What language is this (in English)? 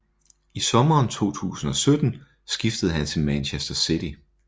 Danish